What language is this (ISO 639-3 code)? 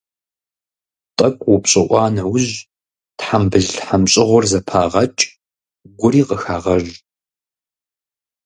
kbd